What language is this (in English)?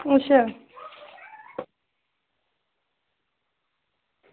Dogri